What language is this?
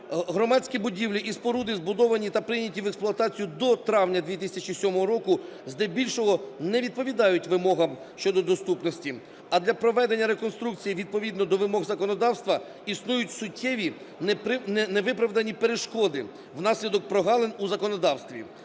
Ukrainian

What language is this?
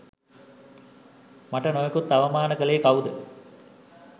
Sinhala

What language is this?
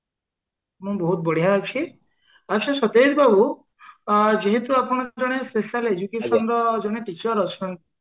Odia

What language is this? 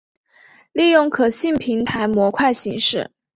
Chinese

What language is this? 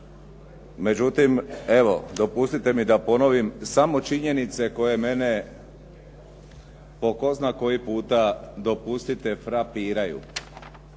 Croatian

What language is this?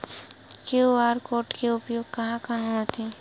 Chhattisgarhi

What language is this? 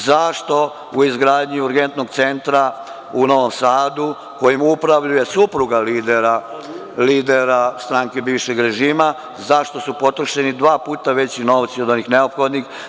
Serbian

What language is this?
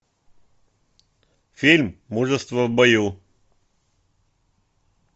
Russian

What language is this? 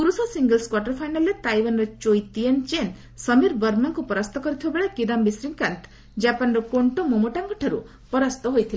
Odia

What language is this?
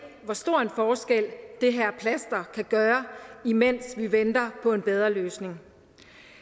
Danish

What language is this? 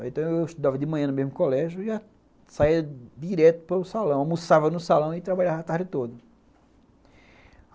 Portuguese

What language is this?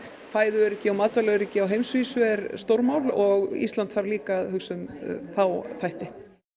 Icelandic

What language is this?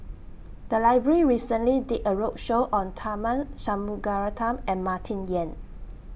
English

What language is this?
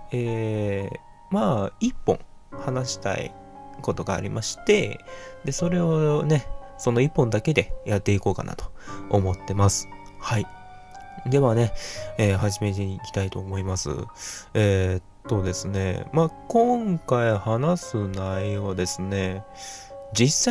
Japanese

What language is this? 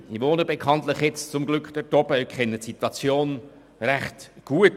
Swiss German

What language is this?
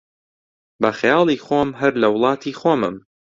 Central Kurdish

